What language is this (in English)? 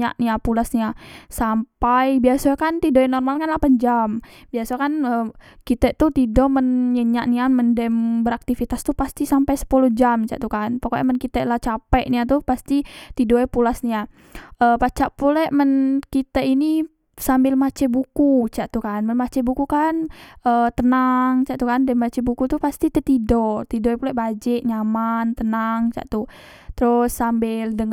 Musi